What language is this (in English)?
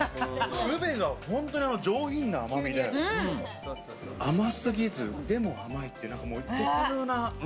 Japanese